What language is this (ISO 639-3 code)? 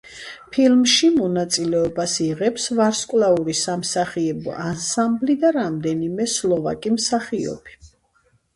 kat